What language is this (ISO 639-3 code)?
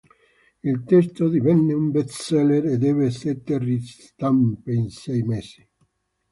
ita